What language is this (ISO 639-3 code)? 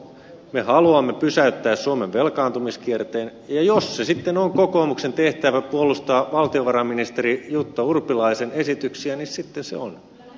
fin